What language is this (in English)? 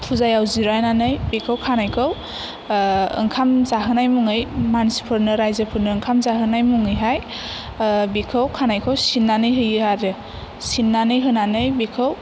Bodo